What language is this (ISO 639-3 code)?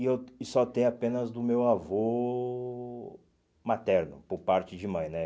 por